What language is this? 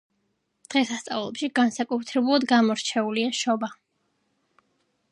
Georgian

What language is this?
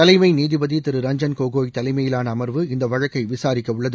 Tamil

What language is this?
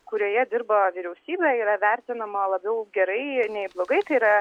Lithuanian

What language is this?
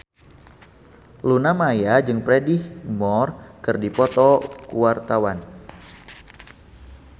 Sundanese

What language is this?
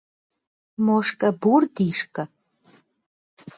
Kabardian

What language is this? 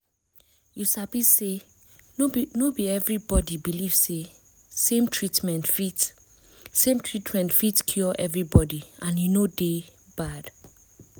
Nigerian Pidgin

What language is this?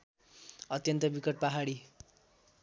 Nepali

